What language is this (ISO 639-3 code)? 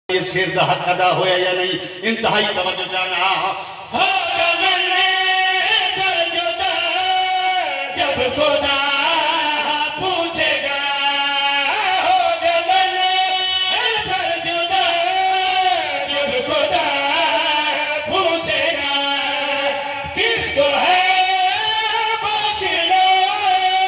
ara